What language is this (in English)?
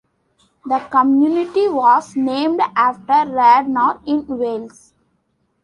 English